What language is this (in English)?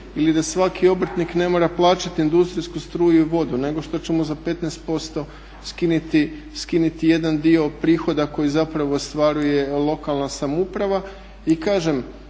Croatian